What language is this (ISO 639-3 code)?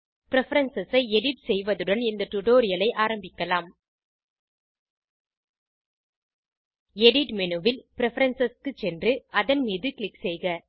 tam